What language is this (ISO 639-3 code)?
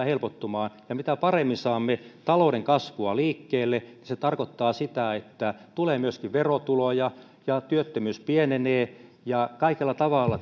fin